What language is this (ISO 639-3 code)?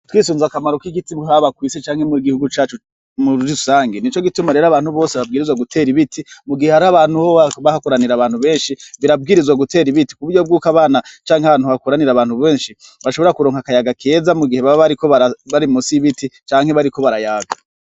run